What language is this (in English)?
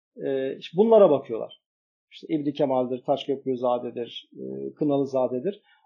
Turkish